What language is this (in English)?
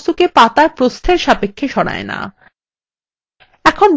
Bangla